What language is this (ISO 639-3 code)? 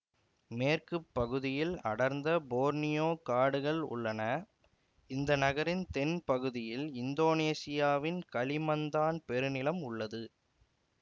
tam